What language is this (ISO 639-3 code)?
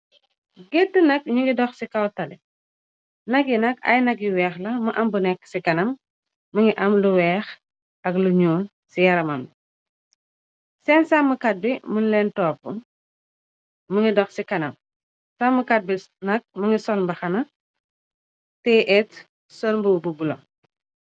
wol